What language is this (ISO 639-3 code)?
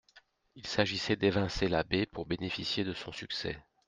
fra